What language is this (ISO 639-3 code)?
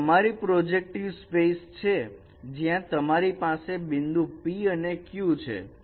guj